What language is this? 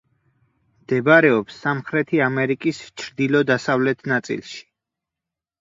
Georgian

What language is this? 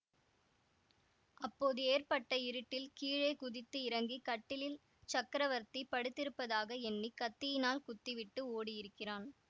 Tamil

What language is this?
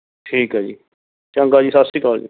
Punjabi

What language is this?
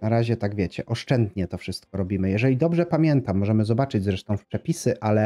Polish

